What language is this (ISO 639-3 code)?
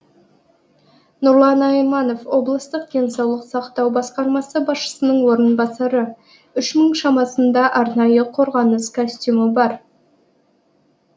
kaz